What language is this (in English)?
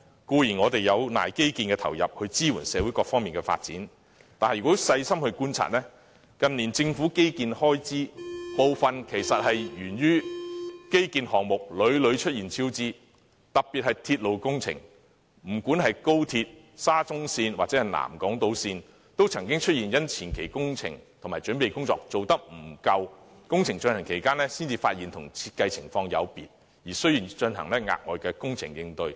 Cantonese